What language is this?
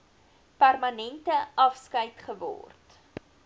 Afrikaans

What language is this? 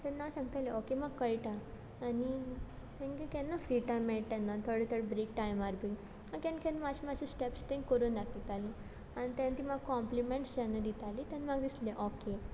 Konkani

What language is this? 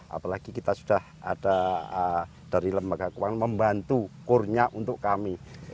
Indonesian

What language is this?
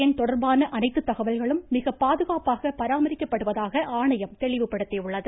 Tamil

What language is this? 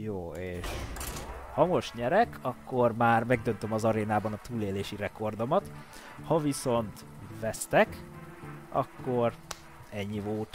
Hungarian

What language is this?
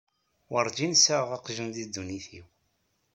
Kabyle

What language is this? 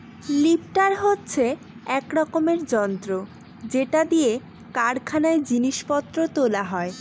Bangla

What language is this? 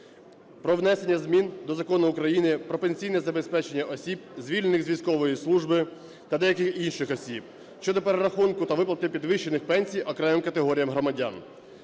Ukrainian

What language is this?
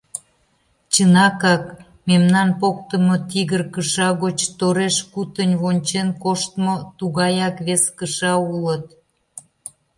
Mari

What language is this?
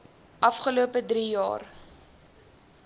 Afrikaans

